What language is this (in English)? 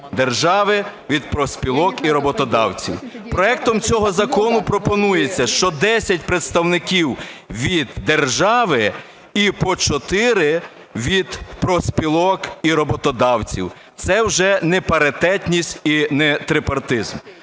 Ukrainian